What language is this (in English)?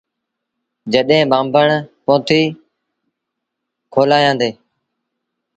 Sindhi Bhil